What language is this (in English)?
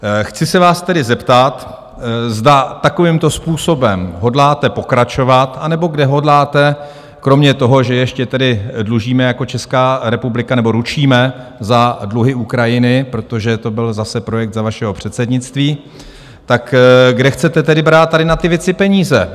Czech